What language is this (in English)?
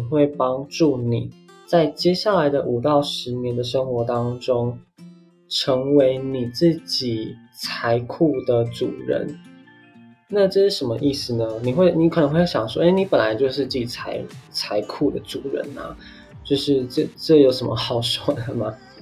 Chinese